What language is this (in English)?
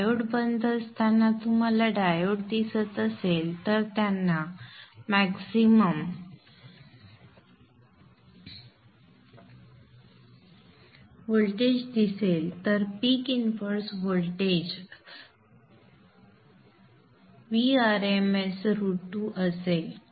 Marathi